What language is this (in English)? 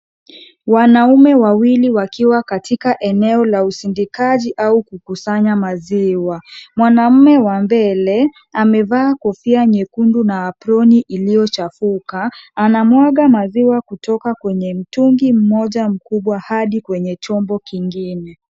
Swahili